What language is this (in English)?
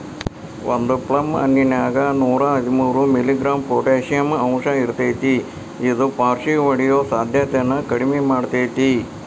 Kannada